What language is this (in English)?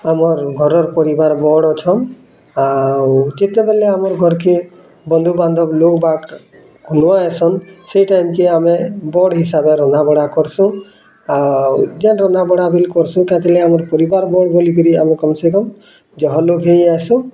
Odia